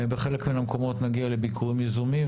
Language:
Hebrew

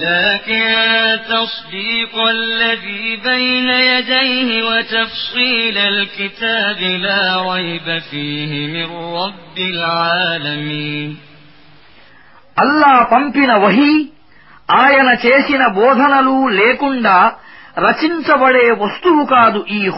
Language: Arabic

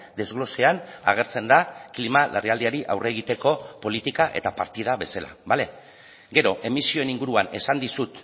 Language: Basque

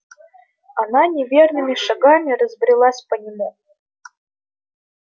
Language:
Russian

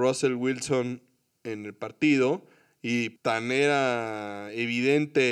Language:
Spanish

